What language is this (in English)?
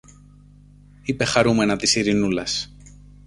Greek